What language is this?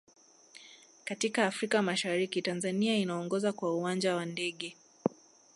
Swahili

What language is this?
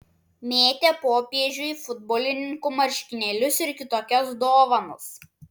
Lithuanian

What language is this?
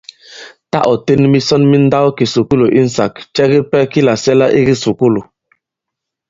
Bankon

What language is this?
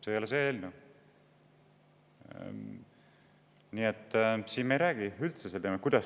Estonian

